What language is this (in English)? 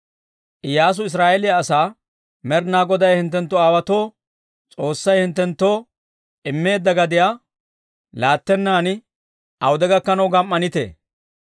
Dawro